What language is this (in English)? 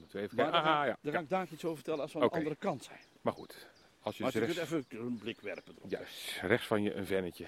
Dutch